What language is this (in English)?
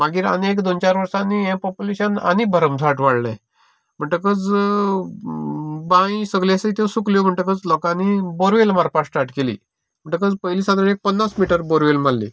Konkani